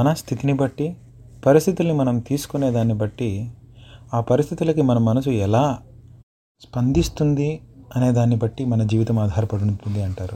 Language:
Telugu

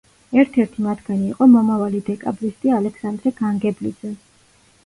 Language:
Georgian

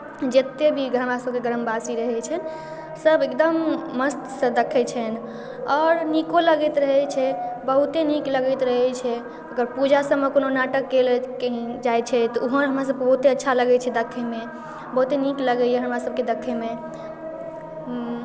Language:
Maithili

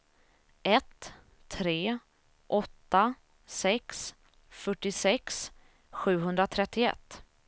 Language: Swedish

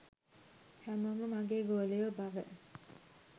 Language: Sinhala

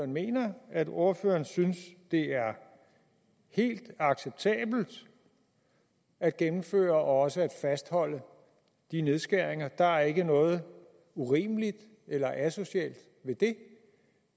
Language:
Danish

